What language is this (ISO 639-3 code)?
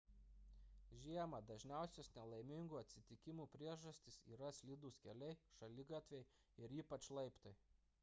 lit